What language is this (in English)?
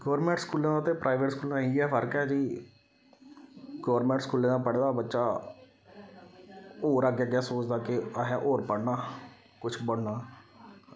Dogri